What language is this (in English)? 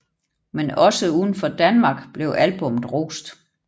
Danish